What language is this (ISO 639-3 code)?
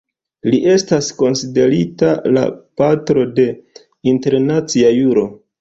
epo